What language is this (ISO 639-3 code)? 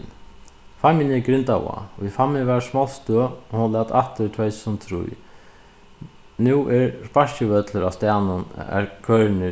fao